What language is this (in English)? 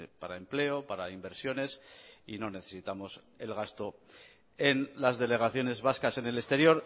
Spanish